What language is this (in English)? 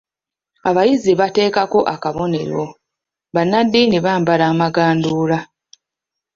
Ganda